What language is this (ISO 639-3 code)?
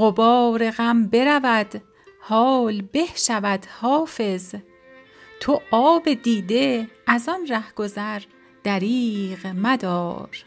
fas